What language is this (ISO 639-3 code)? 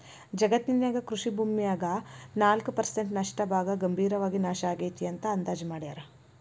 kan